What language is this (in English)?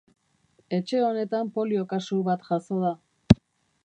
Basque